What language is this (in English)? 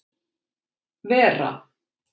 Icelandic